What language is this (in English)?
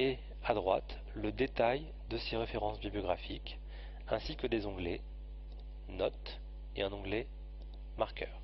French